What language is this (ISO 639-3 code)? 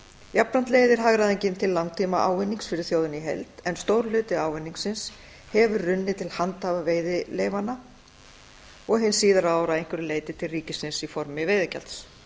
isl